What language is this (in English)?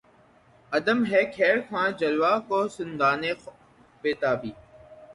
Urdu